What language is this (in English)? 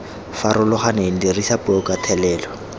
Tswana